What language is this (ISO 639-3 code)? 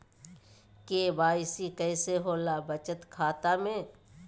mag